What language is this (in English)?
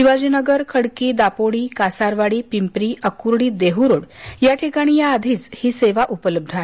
Marathi